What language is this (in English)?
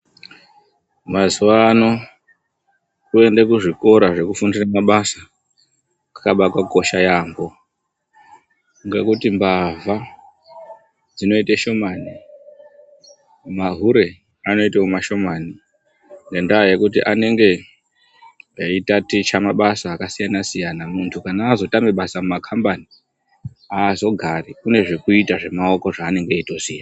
Ndau